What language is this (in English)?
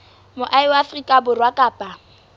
Southern Sotho